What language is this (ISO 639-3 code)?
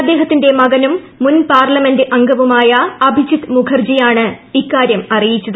mal